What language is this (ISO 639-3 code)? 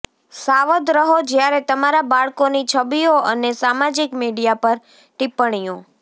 guj